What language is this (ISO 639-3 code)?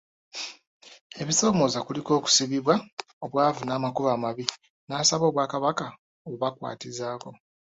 lug